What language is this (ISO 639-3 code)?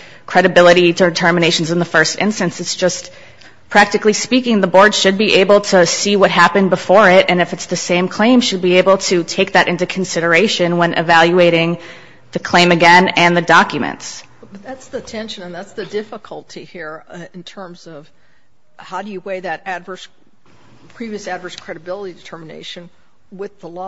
eng